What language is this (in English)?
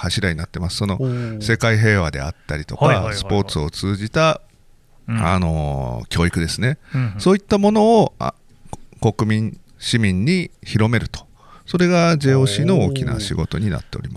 Japanese